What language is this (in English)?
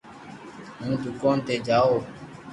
Loarki